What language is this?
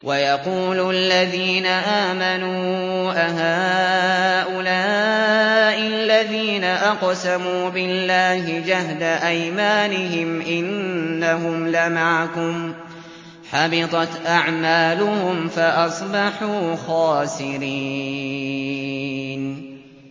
Arabic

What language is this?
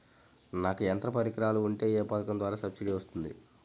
Telugu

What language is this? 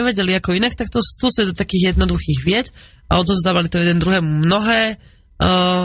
Slovak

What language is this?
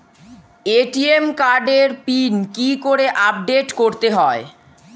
Bangla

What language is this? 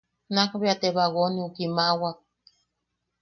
Yaqui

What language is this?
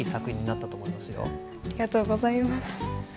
Japanese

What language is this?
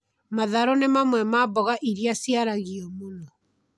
Kikuyu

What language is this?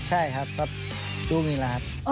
Thai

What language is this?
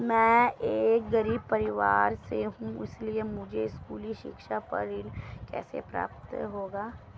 Hindi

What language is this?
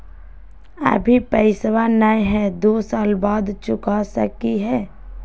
Magahi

